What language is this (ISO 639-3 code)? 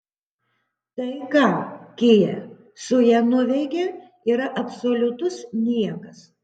lit